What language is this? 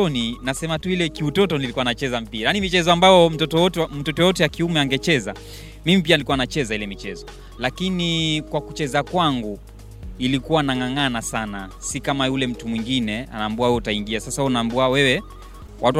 Swahili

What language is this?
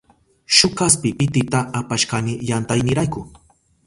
Southern Pastaza Quechua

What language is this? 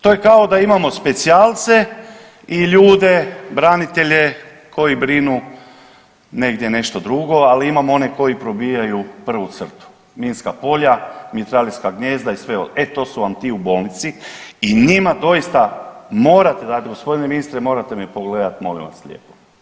Croatian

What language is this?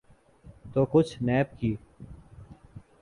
Urdu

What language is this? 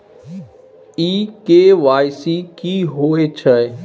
Maithili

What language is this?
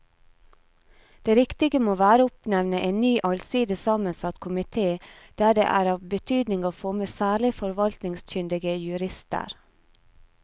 Norwegian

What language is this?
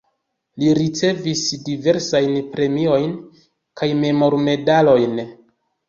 Esperanto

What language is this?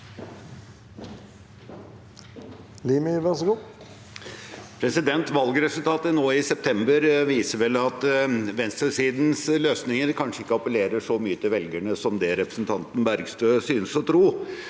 Norwegian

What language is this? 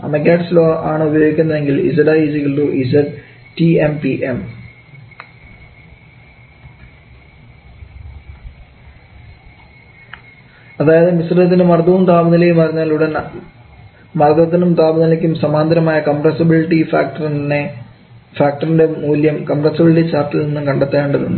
Malayalam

